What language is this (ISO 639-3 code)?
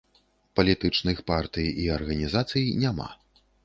bel